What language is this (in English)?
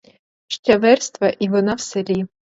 Ukrainian